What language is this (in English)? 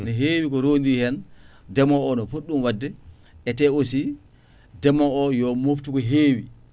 Fula